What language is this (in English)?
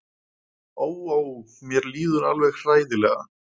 Icelandic